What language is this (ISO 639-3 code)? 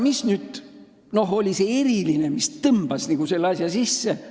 est